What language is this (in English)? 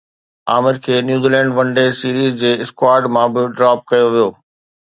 Sindhi